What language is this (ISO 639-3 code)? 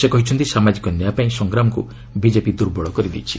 ori